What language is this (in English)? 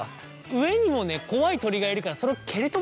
Japanese